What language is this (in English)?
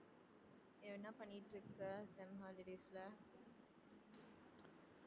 Tamil